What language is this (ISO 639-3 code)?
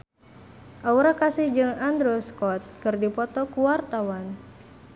sun